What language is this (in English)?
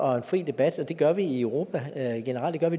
Danish